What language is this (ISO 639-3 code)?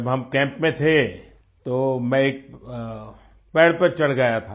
hin